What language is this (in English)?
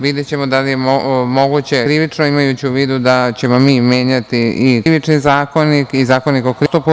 Serbian